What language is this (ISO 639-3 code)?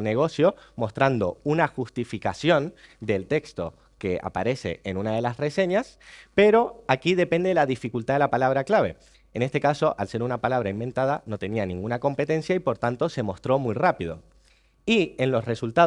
spa